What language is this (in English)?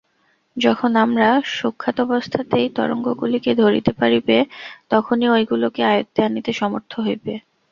Bangla